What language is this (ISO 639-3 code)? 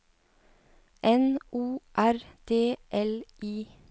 nor